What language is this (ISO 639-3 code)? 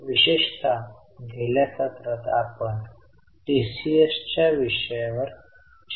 mar